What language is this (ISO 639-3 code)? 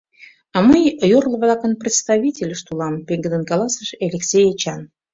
chm